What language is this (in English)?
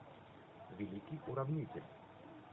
Russian